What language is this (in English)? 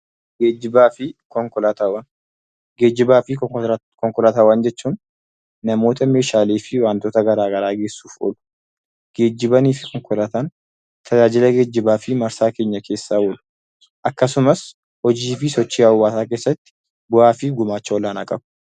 Oromo